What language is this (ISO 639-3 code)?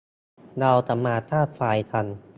tha